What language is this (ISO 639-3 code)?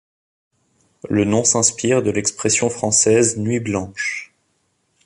fra